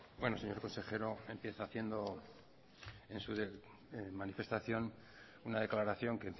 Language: Spanish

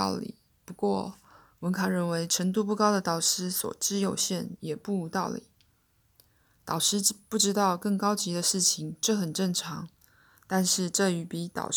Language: Chinese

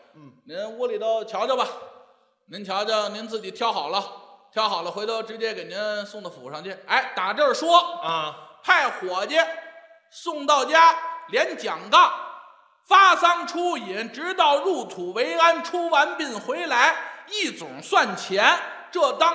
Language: Chinese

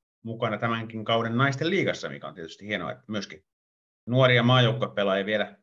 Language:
Finnish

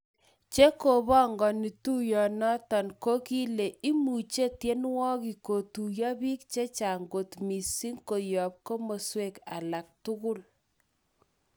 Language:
Kalenjin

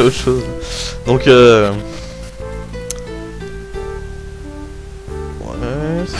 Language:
French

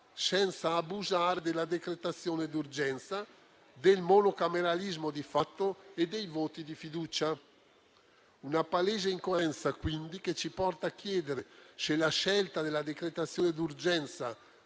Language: Italian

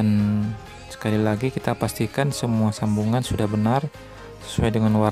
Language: Indonesian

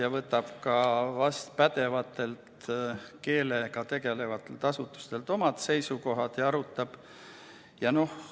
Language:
Estonian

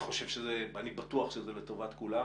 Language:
Hebrew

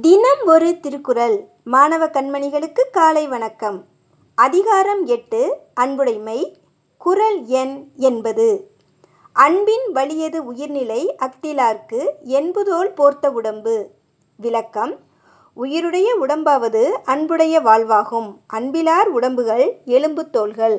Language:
Tamil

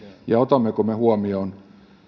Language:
Finnish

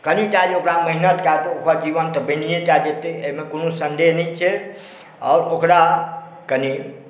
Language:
Maithili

